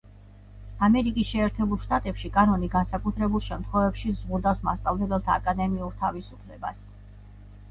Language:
Georgian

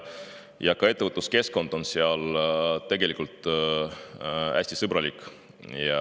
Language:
Estonian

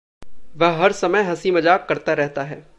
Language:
Hindi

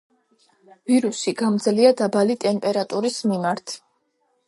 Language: Georgian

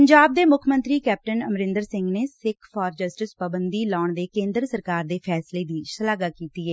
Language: Punjabi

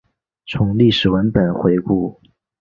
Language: Chinese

